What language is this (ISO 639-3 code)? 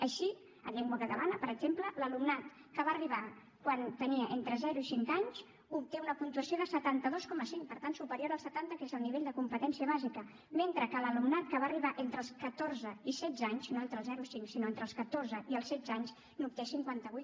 cat